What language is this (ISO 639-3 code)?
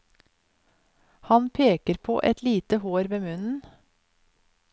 nor